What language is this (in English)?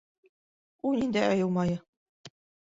Bashkir